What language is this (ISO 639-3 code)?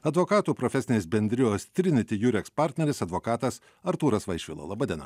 lit